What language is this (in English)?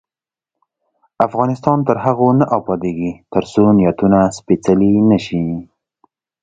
Pashto